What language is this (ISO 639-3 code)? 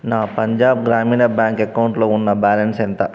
tel